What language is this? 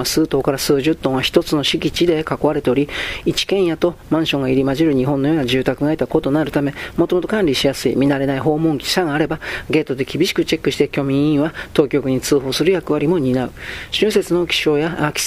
Japanese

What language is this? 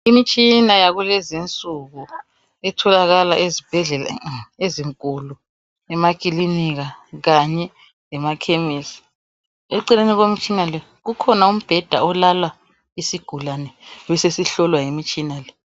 North Ndebele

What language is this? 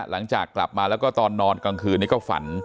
Thai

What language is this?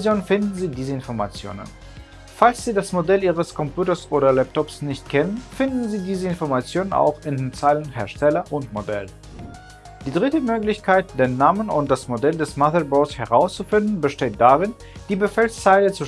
German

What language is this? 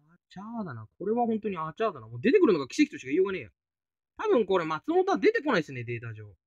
Japanese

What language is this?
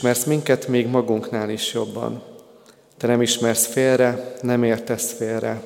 Hungarian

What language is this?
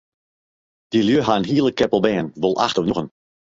Western Frisian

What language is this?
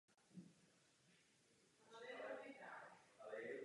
Czech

